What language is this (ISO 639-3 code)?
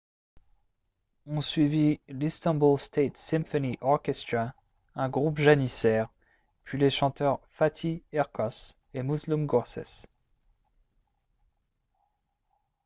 fra